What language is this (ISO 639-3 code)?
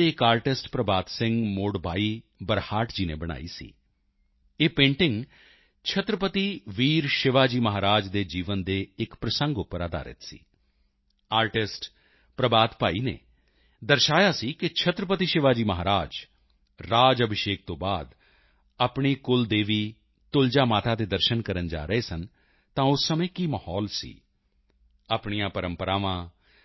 pan